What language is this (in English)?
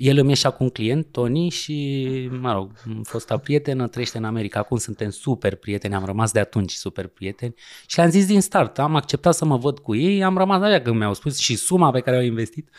Romanian